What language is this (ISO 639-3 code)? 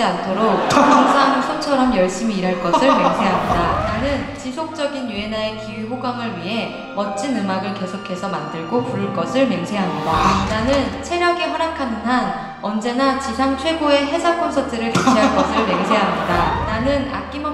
kor